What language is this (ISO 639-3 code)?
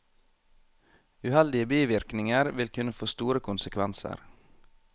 nor